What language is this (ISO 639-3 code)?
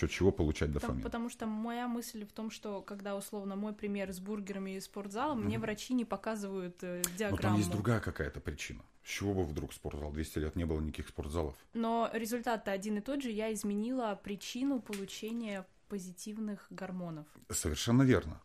rus